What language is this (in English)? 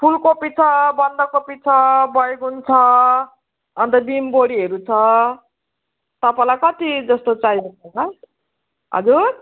Nepali